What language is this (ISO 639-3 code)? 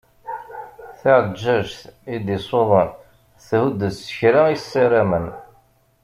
kab